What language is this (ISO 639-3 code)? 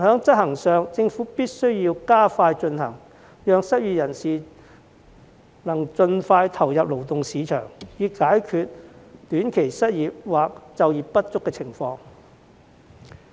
yue